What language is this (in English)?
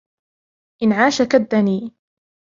Arabic